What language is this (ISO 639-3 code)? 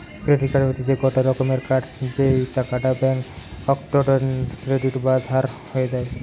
ben